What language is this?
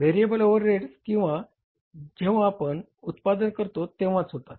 Marathi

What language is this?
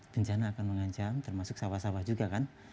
Indonesian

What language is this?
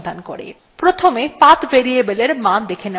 Bangla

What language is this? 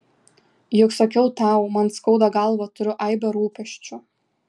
Lithuanian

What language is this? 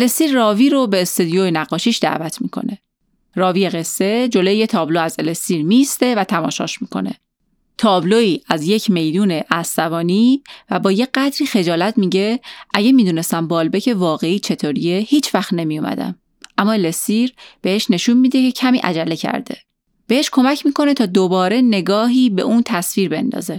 Persian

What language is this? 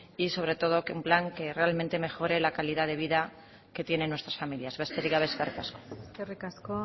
Spanish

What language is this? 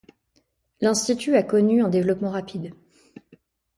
French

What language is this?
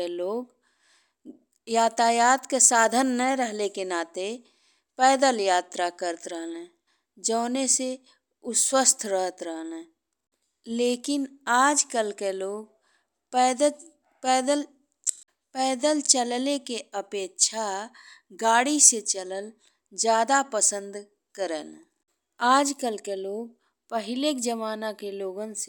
Bhojpuri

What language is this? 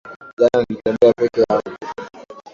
Swahili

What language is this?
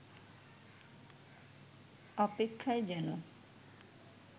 Bangla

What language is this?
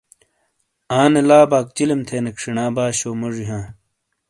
Shina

